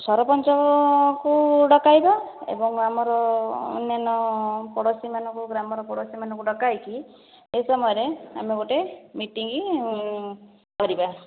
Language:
Odia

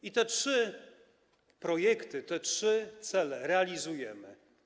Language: Polish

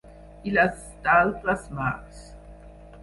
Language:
Catalan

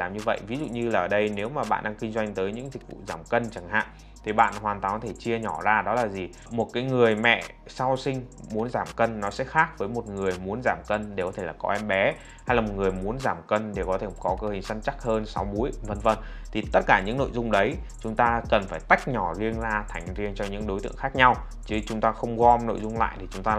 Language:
Vietnamese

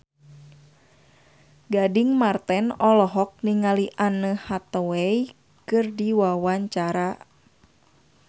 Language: Sundanese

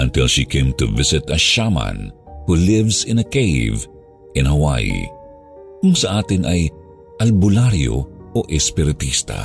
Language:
Filipino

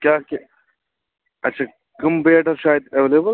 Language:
Kashmiri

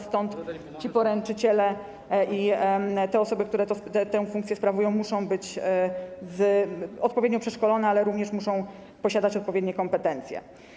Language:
Polish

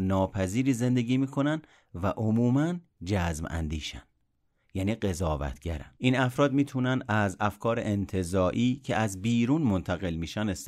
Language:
Persian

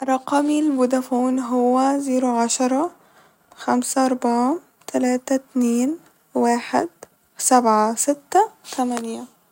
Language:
Egyptian Arabic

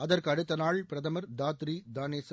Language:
Tamil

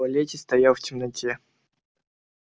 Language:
Russian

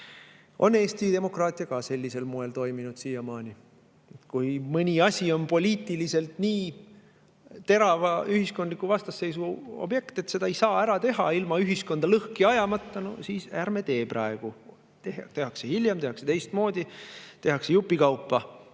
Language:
Estonian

